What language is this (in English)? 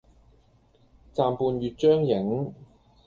Cantonese